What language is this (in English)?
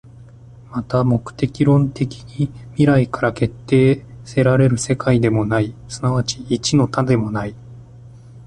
Japanese